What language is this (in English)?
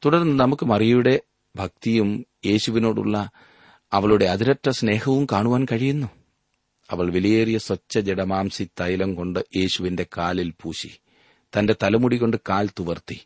Malayalam